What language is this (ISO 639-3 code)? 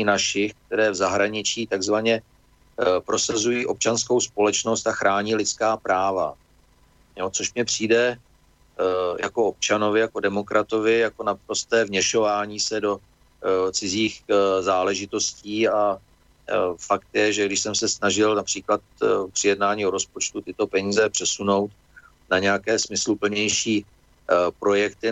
ces